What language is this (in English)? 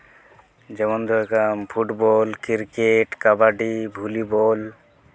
Santali